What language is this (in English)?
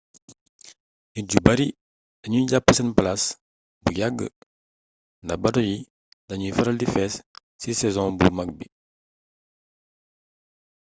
Wolof